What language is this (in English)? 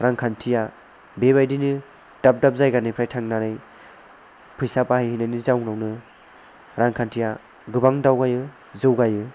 Bodo